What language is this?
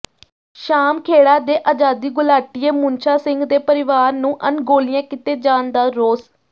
Punjabi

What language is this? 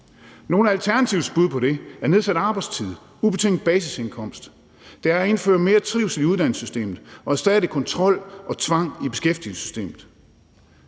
Danish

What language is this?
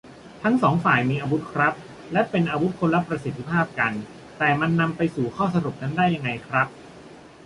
Thai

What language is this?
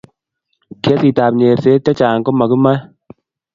Kalenjin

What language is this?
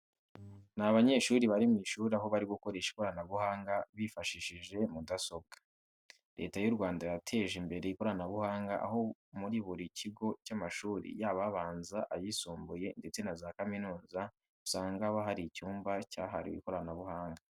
Kinyarwanda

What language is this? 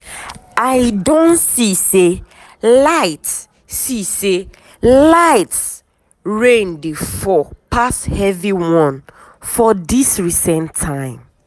Nigerian Pidgin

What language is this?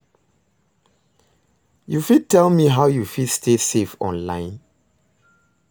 Nigerian Pidgin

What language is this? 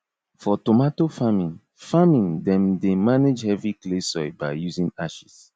Nigerian Pidgin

